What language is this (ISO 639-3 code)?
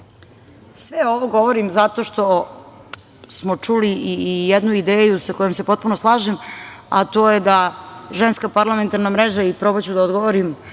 srp